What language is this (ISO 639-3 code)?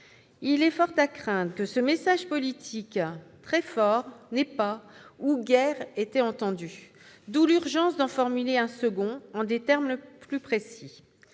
fra